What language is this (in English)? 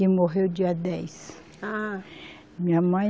Portuguese